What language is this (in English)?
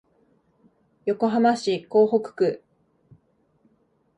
Japanese